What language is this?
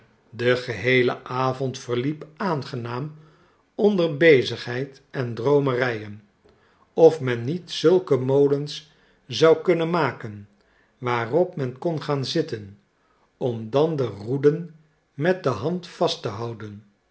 Dutch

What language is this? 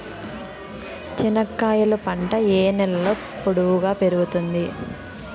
Telugu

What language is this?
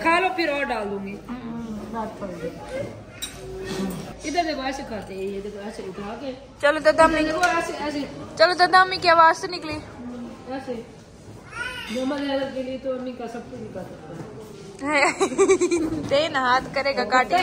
Hindi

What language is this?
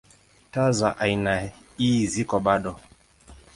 Swahili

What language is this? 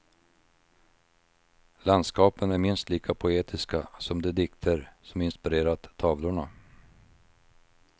Swedish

